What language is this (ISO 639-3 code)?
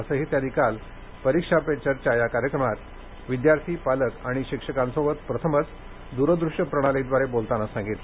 mar